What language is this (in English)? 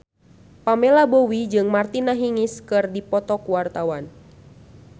Sundanese